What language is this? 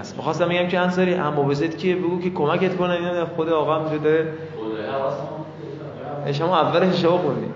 Persian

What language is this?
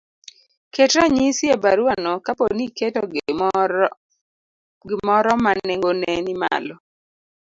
Luo (Kenya and Tanzania)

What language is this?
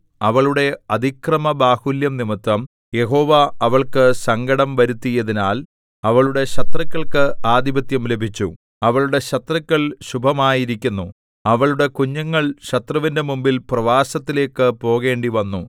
Malayalam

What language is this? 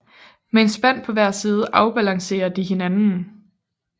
Danish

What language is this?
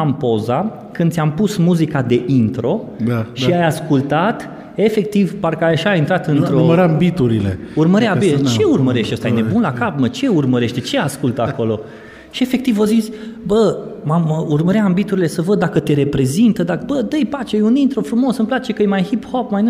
Romanian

